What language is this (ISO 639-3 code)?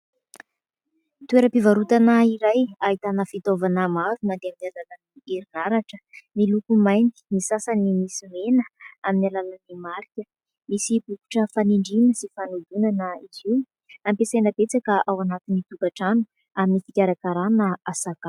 mlg